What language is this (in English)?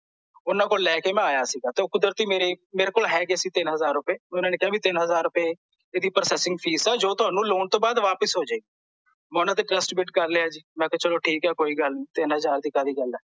Punjabi